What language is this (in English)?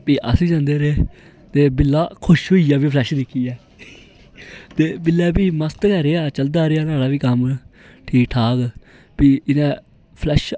Dogri